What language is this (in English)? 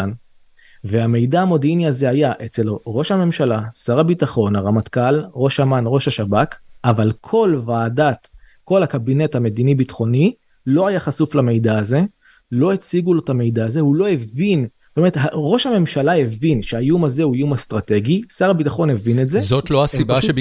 Hebrew